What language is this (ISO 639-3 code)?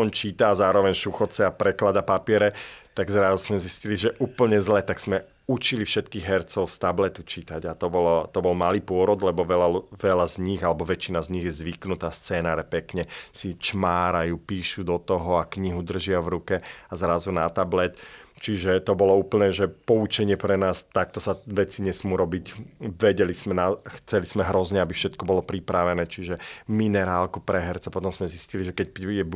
slk